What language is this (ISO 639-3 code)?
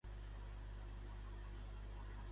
cat